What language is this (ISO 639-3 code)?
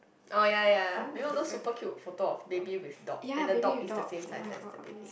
eng